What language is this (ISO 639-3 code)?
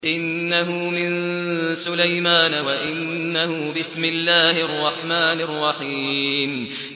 ara